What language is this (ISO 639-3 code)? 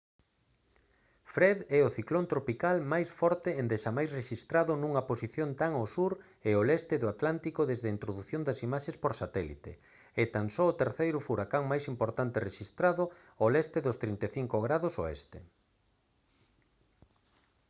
glg